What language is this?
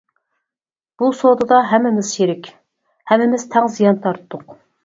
Uyghur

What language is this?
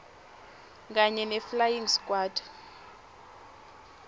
Swati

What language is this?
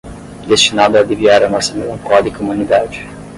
Portuguese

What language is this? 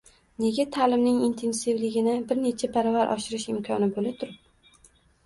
Uzbek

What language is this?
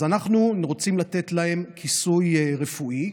Hebrew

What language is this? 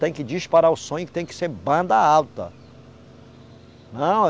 Portuguese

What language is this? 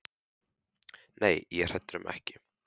Icelandic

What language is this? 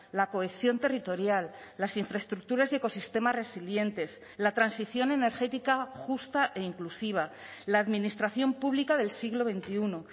Spanish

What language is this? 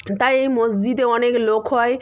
Bangla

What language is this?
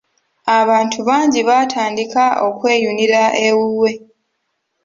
Ganda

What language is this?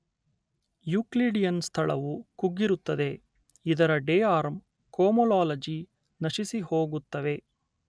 Kannada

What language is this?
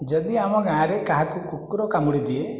Odia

